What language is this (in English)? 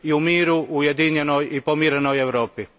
Croatian